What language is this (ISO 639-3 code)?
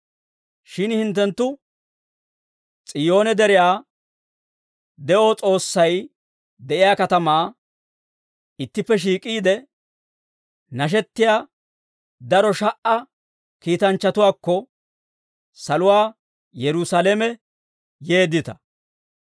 dwr